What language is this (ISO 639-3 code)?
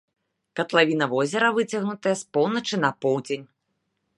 bel